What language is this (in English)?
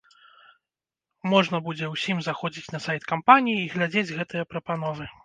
Belarusian